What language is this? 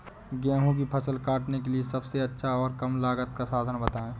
Hindi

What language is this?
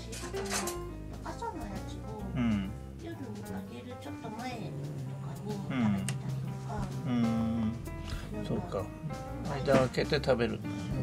Japanese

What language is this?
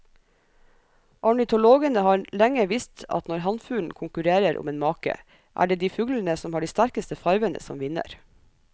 Norwegian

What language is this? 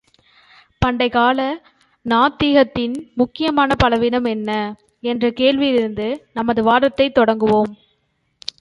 Tamil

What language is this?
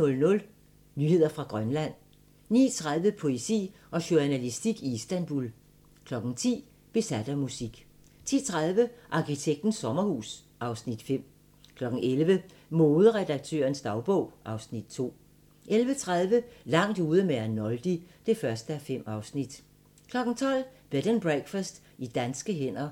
Danish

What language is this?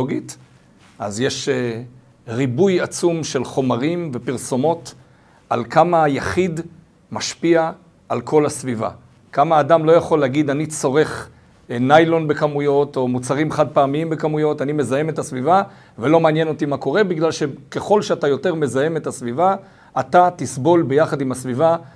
Hebrew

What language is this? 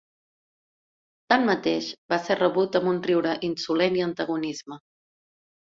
Catalan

